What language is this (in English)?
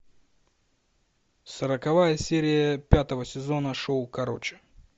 Russian